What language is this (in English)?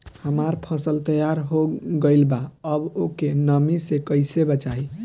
Bhojpuri